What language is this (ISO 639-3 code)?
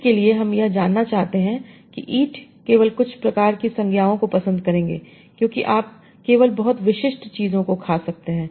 hin